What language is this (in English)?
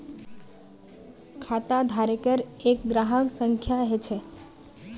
Magahi